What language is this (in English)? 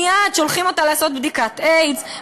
Hebrew